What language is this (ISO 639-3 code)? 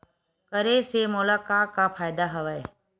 hne